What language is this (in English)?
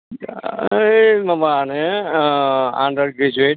Bodo